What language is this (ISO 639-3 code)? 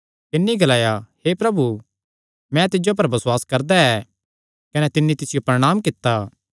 xnr